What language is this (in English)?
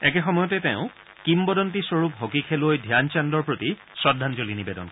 Assamese